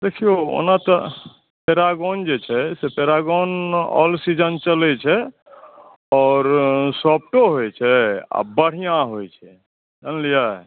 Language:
Maithili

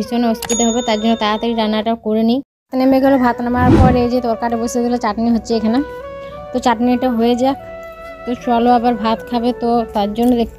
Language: Romanian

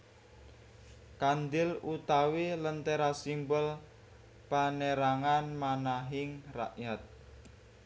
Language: Javanese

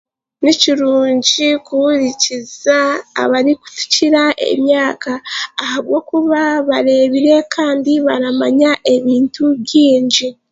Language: Chiga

